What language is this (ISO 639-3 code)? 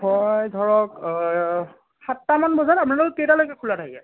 asm